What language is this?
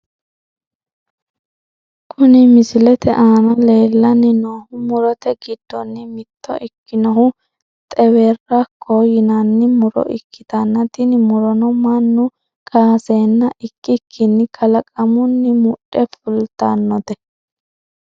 Sidamo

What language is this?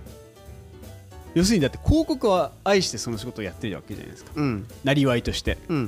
Japanese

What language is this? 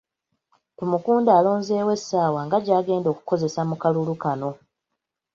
Ganda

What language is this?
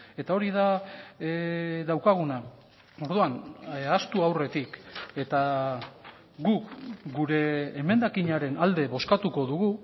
Basque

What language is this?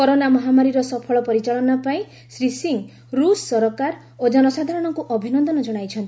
Odia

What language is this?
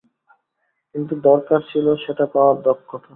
Bangla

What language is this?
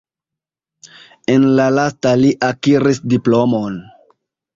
Esperanto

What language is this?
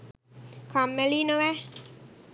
Sinhala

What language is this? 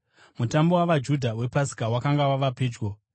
Shona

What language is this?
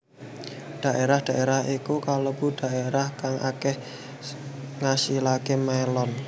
Javanese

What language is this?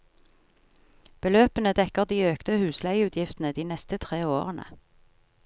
Norwegian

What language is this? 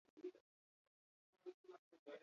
Basque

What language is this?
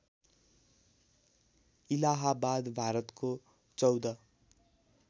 Nepali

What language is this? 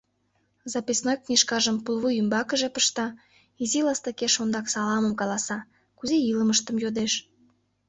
Mari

